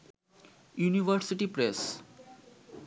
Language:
Bangla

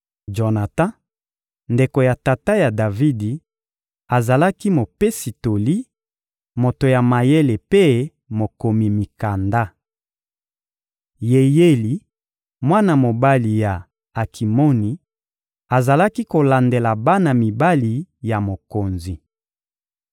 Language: Lingala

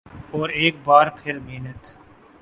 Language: Urdu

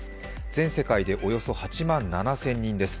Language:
Japanese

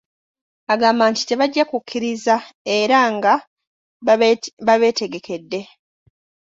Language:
Ganda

